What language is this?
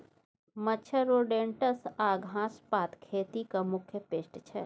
Maithili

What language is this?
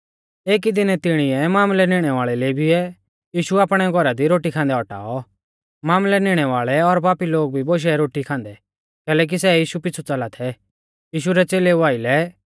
Mahasu Pahari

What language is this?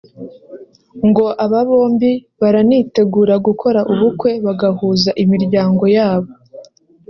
Kinyarwanda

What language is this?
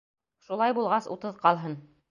Bashkir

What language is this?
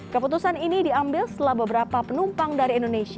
Indonesian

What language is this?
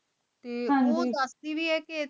Punjabi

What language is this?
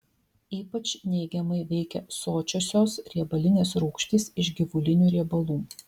Lithuanian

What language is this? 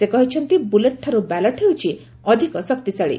Odia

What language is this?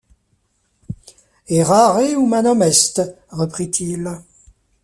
French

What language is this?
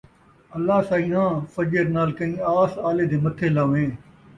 Saraiki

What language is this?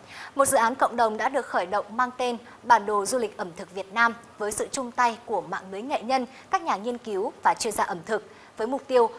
Vietnamese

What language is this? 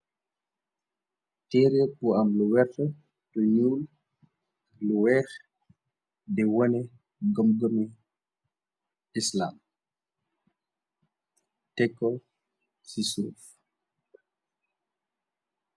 Wolof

